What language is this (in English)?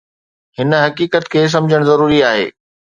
Sindhi